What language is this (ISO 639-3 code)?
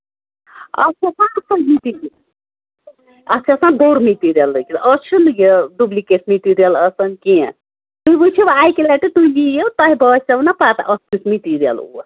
kas